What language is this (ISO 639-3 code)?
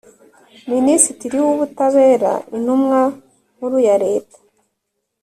kin